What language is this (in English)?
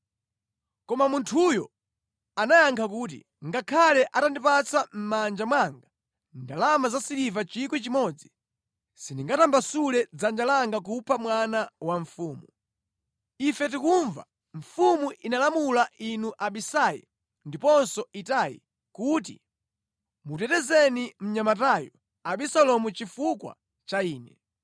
Nyanja